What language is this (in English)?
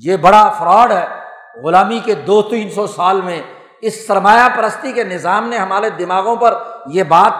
Urdu